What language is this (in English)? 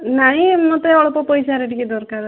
Odia